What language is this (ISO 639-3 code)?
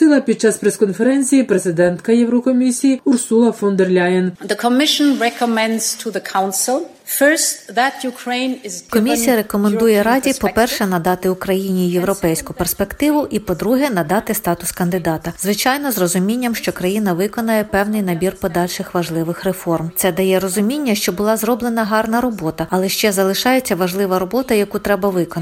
ukr